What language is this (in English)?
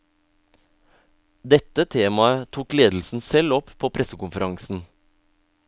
Norwegian